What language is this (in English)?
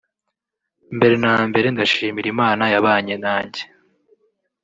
Kinyarwanda